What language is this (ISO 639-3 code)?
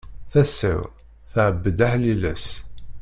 kab